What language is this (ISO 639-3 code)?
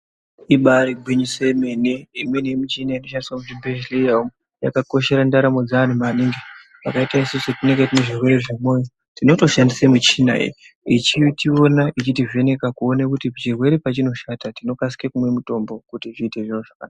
ndc